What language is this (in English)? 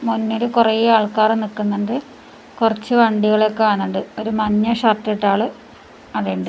Malayalam